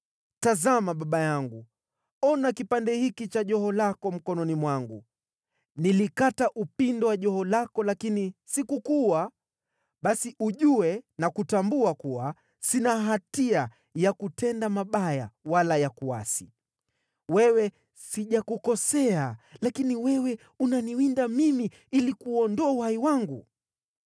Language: Swahili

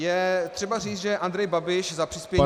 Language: Czech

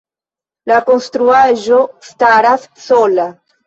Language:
Esperanto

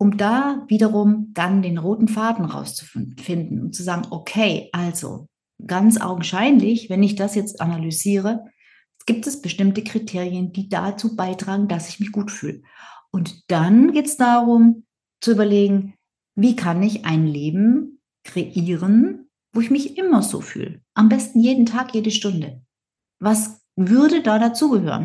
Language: German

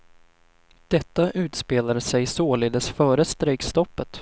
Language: Swedish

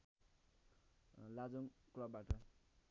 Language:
Nepali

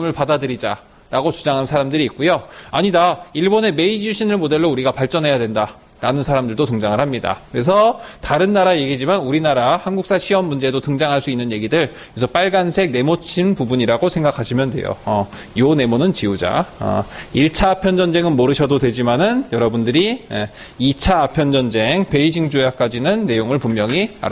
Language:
Korean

